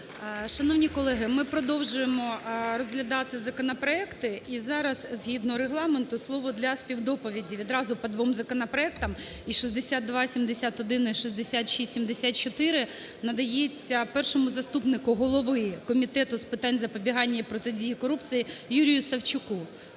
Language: Ukrainian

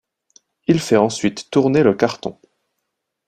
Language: French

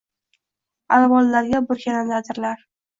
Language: Uzbek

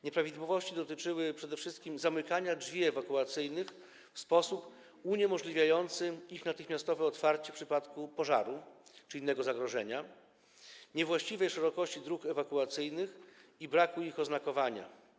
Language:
Polish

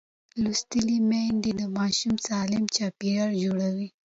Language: Pashto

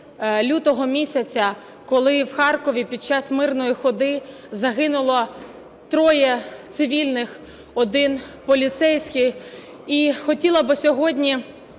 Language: Ukrainian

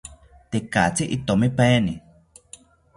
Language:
South Ucayali Ashéninka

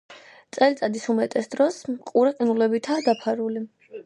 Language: Georgian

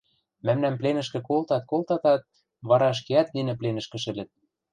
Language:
Western Mari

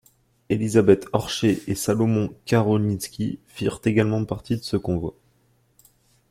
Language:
French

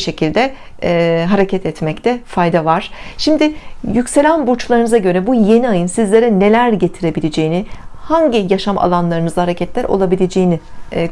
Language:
Turkish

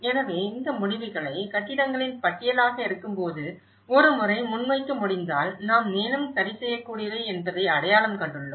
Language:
Tamil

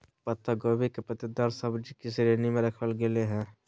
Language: Magahi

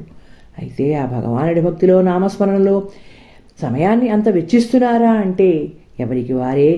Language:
Telugu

